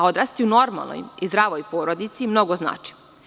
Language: Serbian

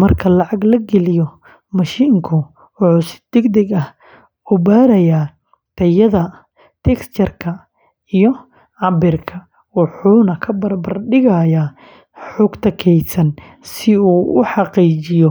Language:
Somali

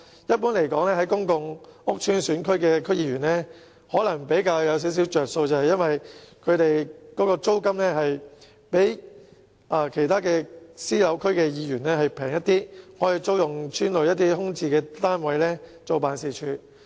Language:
Cantonese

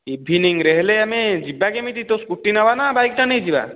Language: Odia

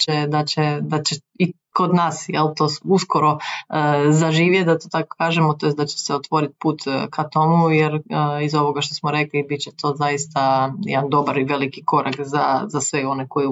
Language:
Croatian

